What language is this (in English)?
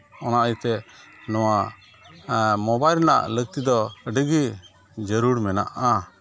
Santali